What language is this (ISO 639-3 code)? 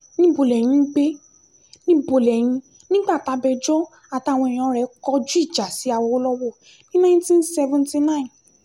yor